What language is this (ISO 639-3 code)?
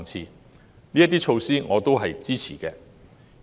yue